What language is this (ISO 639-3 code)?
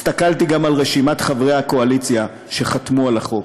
heb